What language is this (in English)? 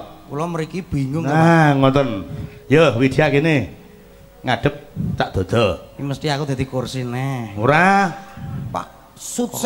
Indonesian